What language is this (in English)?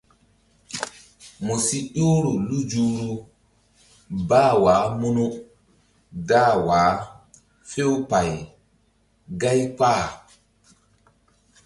Mbum